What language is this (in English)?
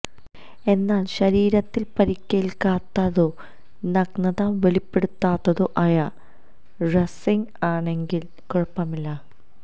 Malayalam